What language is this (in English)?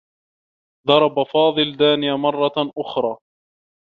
Arabic